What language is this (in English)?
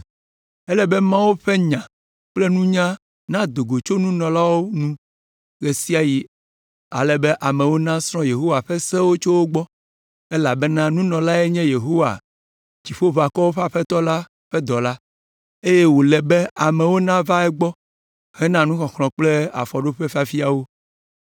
Ewe